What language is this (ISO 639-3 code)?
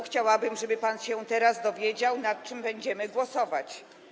pol